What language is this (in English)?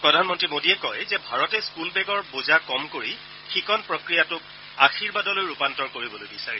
Assamese